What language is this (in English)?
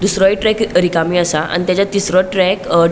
Konkani